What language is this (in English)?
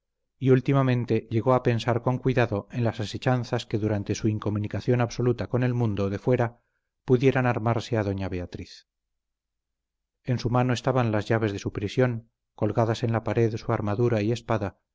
Spanish